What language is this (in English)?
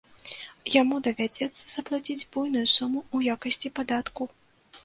Belarusian